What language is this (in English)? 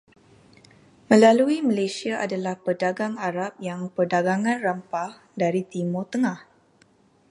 Malay